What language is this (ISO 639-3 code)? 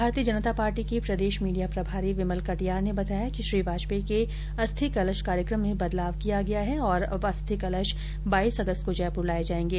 hin